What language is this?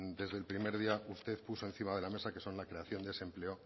Spanish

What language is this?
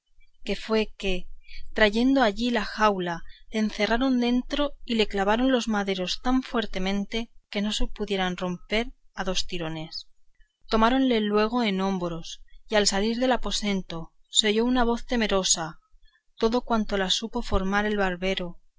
Spanish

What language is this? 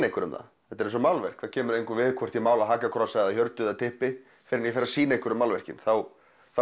Icelandic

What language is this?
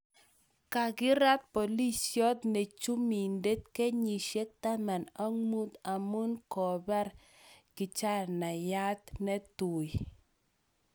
Kalenjin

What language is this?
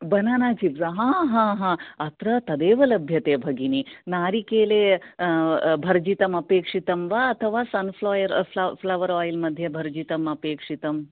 Sanskrit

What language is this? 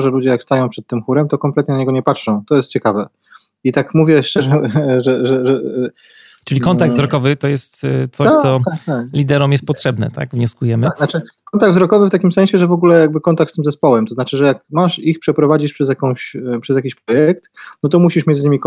Polish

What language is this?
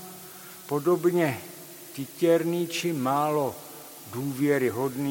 Czech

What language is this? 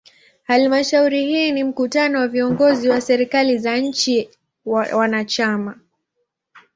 Swahili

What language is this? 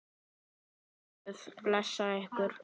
Icelandic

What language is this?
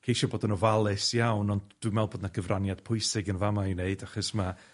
Welsh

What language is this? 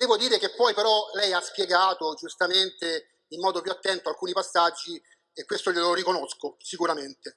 Italian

